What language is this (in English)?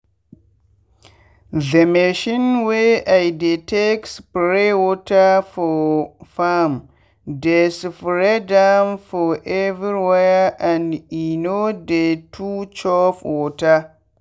Nigerian Pidgin